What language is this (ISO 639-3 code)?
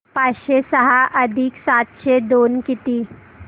mar